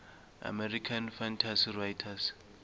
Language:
South Ndebele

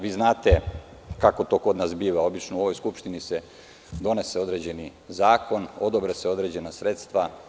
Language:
Serbian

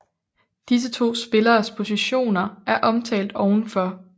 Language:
Danish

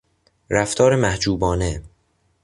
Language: Persian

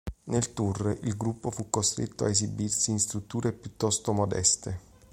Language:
Italian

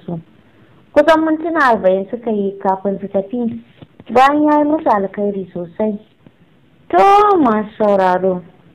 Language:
Romanian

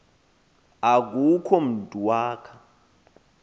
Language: Xhosa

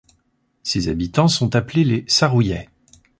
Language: French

